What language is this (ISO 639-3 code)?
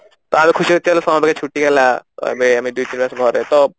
ori